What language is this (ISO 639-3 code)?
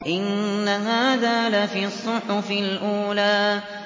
ara